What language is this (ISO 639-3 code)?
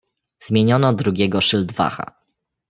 pol